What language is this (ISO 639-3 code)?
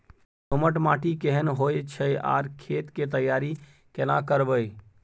mai